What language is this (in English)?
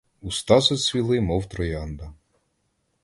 Ukrainian